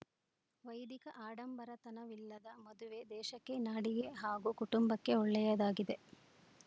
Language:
Kannada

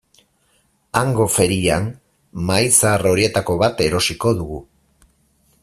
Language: Basque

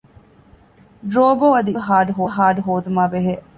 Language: Divehi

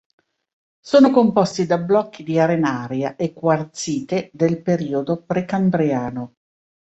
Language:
Italian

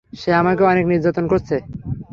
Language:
Bangla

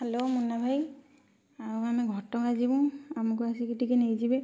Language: Odia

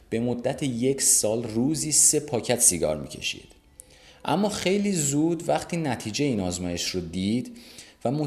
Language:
Persian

